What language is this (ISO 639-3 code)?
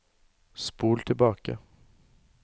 nor